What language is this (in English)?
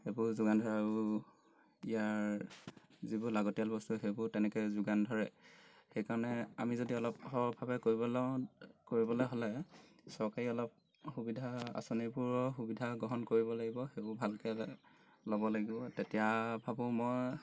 Assamese